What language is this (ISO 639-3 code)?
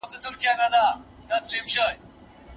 pus